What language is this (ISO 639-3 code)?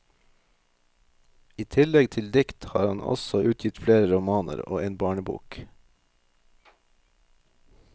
nor